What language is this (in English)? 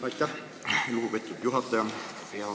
Estonian